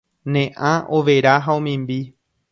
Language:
Guarani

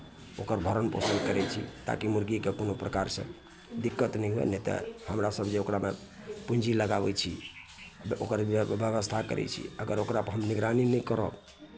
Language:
Maithili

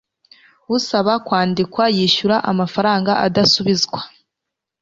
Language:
Kinyarwanda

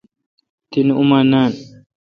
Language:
Kalkoti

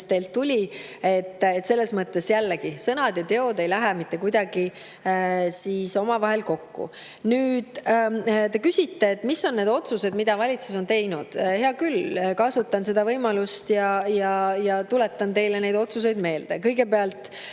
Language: Estonian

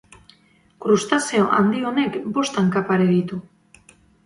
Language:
Basque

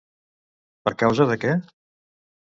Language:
Catalan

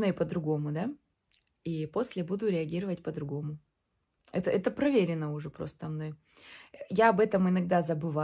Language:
Russian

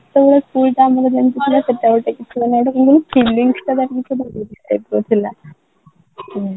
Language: Odia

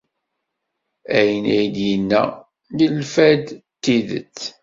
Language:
Kabyle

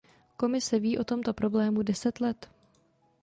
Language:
Czech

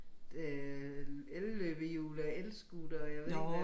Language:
Danish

